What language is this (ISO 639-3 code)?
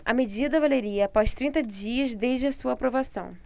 por